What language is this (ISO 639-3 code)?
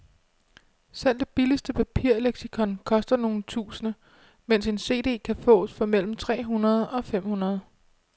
dan